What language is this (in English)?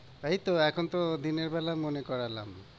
Bangla